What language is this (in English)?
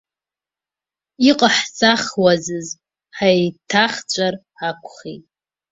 Abkhazian